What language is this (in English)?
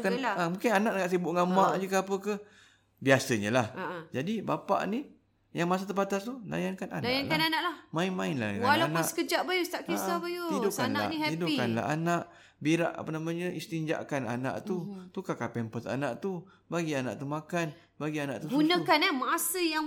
Malay